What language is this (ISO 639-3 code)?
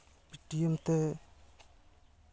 sat